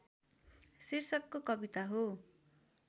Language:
Nepali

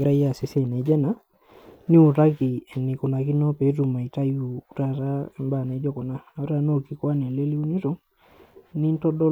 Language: Masai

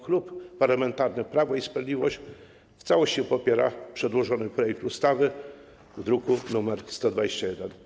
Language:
Polish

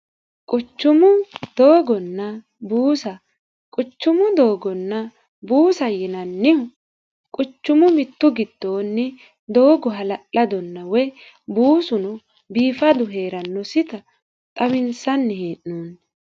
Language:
Sidamo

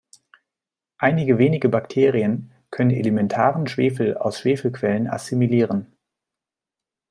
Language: German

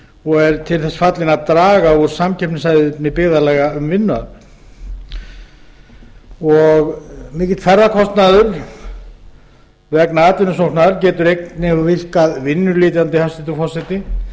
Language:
Icelandic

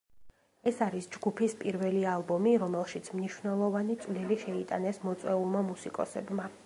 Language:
Georgian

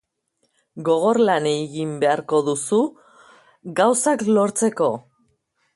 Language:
Basque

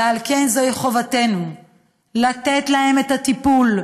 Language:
Hebrew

